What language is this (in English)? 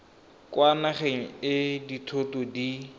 Tswana